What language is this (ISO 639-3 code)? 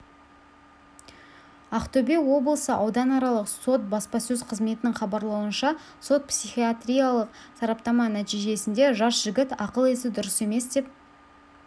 kaz